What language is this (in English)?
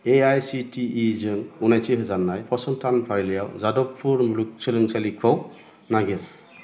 Bodo